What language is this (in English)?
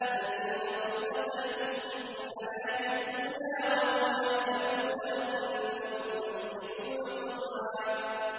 Arabic